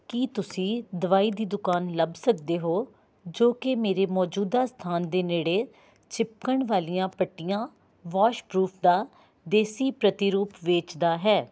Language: Punjabi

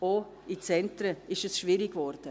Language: Swiss German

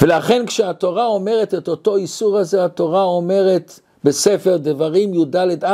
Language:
Hebrew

